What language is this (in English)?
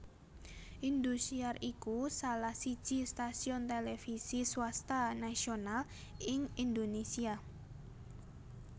Javanese